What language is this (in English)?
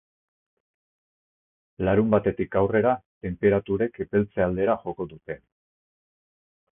Basque